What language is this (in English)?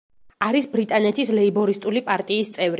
Georgian